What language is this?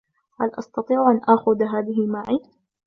Arabic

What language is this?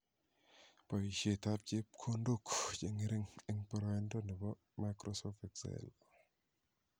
Kalenjin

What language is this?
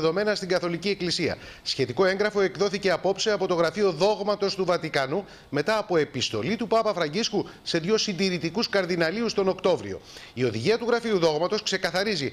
Greek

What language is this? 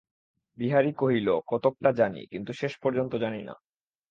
Bangla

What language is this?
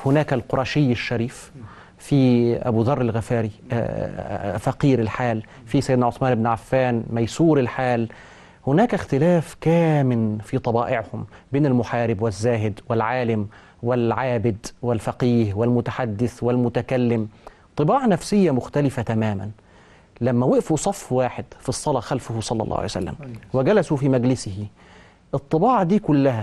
Arabic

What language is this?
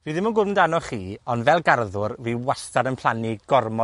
Welsh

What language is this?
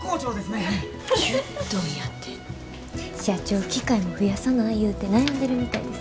Japanese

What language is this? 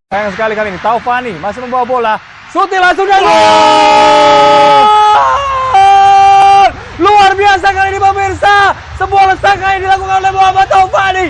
Indonesian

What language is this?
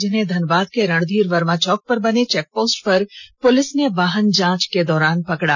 Hindi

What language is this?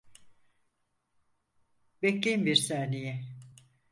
Turkish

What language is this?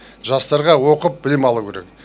Kazakh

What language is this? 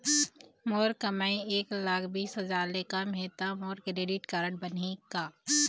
Chhattisgarhi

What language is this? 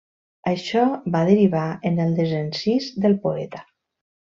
Catalan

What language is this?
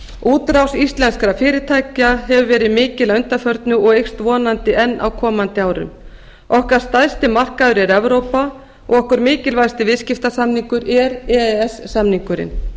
Icelandic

